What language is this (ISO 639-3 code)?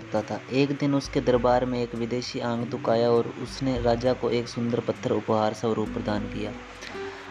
hin